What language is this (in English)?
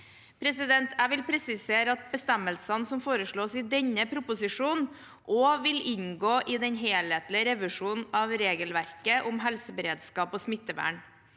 Norwegian